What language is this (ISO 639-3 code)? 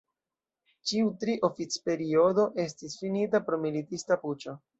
epo